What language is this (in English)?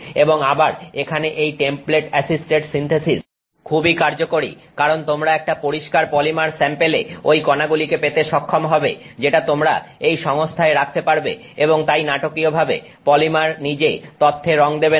Bangla